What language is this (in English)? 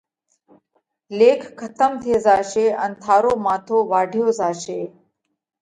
Parkari Koli